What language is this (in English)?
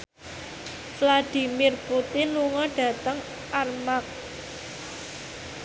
Javanese